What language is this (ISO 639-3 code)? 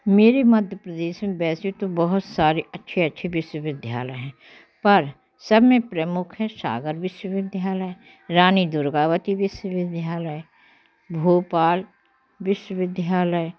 hin